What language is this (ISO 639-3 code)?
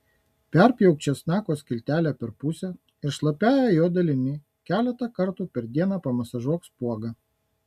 lit